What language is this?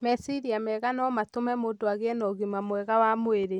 Kikuyu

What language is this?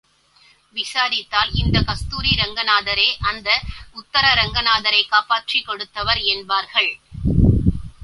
Tamil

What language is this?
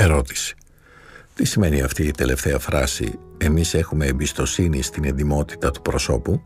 Greek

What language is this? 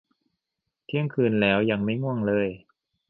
Thai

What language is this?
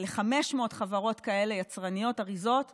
Hebrew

